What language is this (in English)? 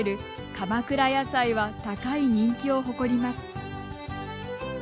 Japanese